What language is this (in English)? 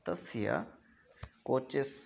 Sanskrit